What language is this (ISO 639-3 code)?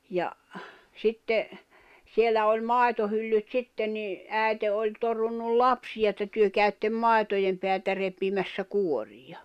fin